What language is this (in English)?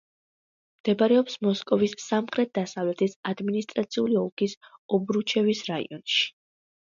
Georgian